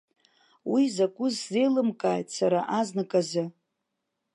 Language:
Abkhazian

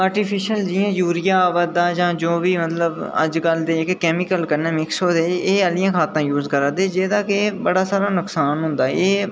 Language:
Dogri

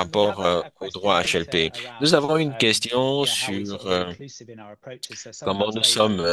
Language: French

